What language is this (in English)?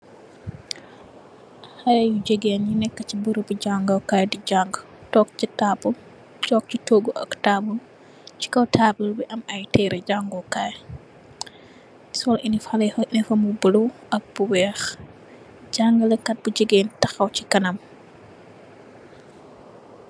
Wolof